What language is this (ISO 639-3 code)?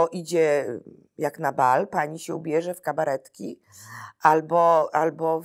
pol